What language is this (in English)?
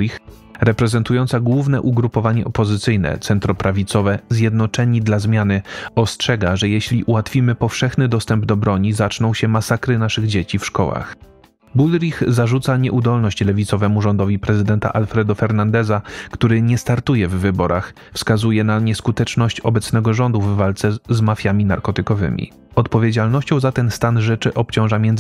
Polish